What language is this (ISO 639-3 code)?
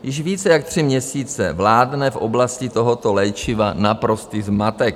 ces